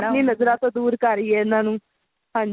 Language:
Punjabi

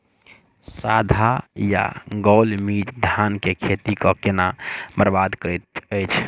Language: Maithili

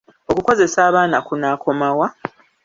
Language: Ganda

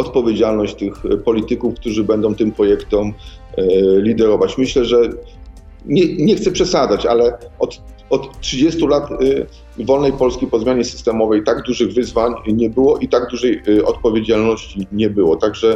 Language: Polish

